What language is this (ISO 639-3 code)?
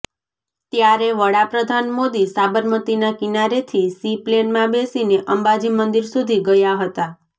guj